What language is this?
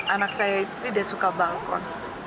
Indonesian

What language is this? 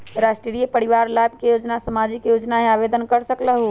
Magahi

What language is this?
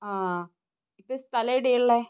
Malayalam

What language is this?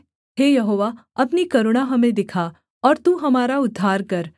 Hindi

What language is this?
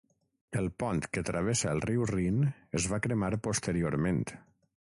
Catalan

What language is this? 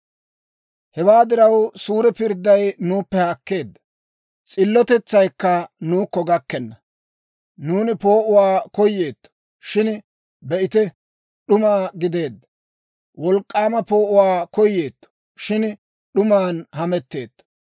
Dawro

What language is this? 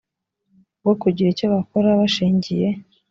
Kinyarwanda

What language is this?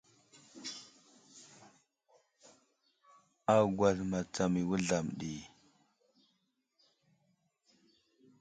Wuzlam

